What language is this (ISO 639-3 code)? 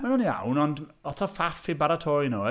cym